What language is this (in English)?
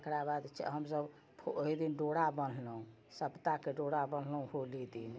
Maithili